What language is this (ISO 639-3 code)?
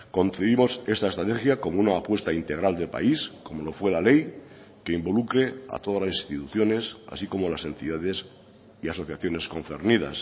spa